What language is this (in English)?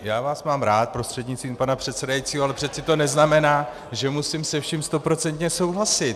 Czech